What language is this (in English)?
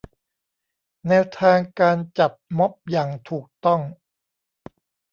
Thai